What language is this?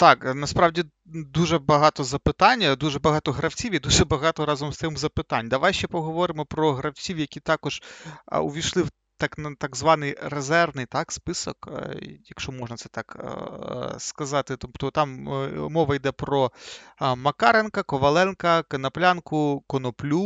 Ukrainian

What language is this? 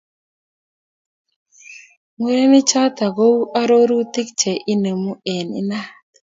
Kalenjin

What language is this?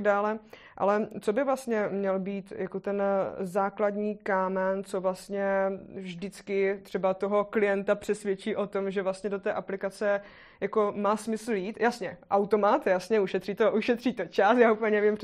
Czech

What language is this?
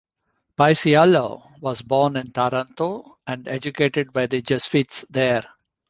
English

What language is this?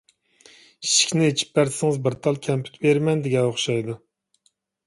Uyghur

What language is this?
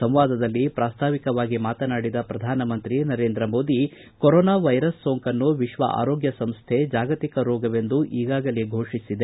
Kannada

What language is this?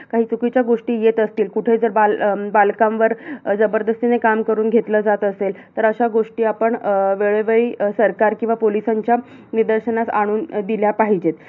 Marathi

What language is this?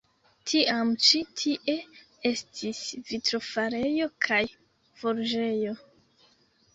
Esperanto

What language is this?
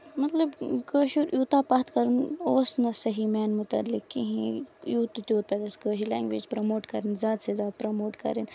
Kashmiri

